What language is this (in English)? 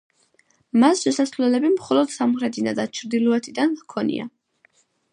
Georgian